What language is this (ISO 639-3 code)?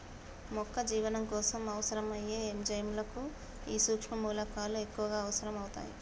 tel